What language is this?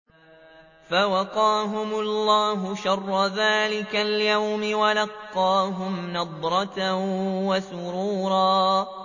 Arabic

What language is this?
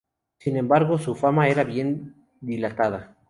Spanish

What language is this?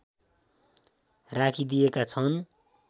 Nepali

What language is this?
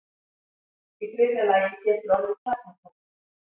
Icelandic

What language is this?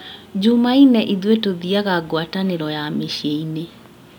Kikuyu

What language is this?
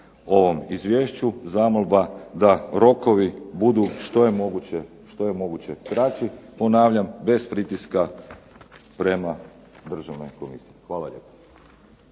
Croatian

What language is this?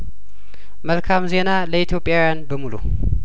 Amharic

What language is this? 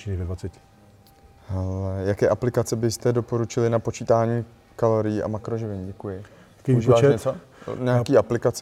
Czech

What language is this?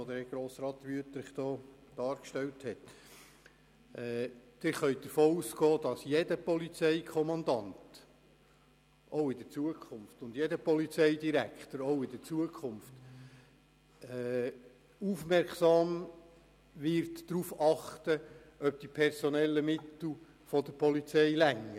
Swiss German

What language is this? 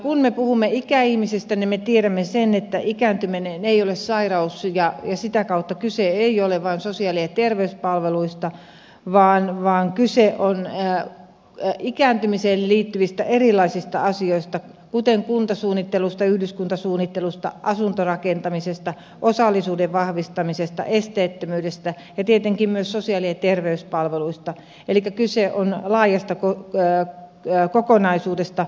Finnish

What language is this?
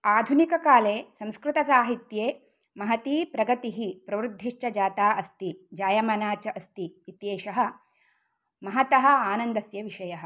Sanskrit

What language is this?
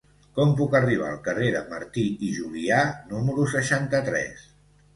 Catalan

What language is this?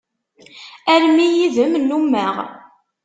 Kabyle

